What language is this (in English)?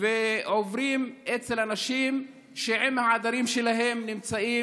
Hebrew